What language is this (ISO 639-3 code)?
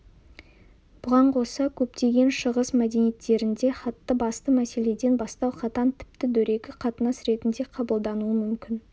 kaz